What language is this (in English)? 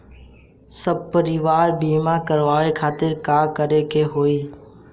Bhojpuri